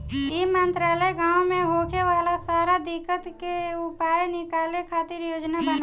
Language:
Bhojpuri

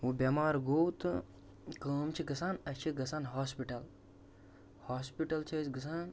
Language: Kashmiri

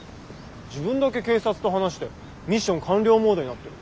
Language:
Japanese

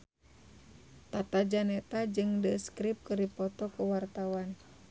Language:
Sundanese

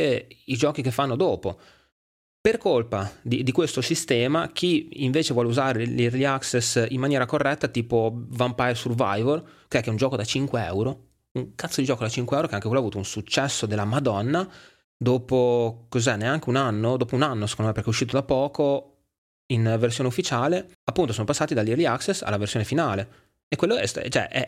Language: Italian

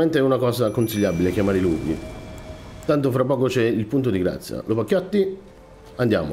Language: Italian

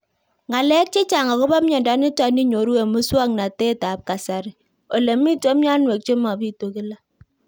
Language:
Kalenjin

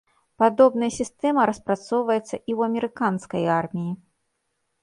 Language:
Belarusian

